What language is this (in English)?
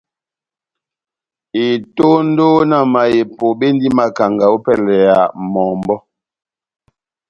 Batanga